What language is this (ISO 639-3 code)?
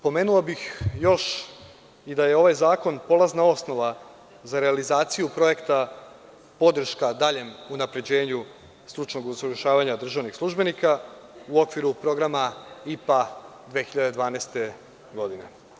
srp